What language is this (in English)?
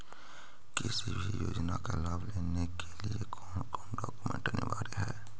Magahi